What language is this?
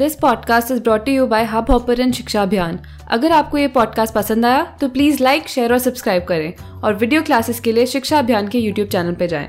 Hindi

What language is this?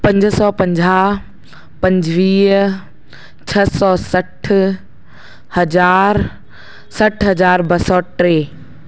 Sindhi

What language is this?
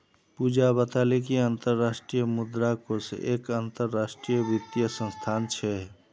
Magahi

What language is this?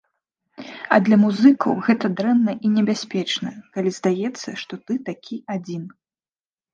Belarusian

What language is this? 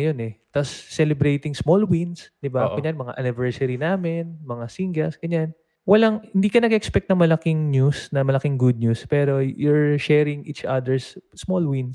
Filipino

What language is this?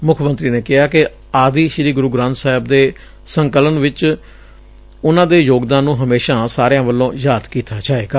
Punjabi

